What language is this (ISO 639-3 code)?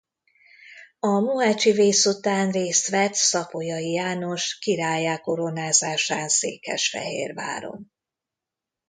hun